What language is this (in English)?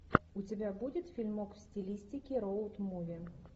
Russian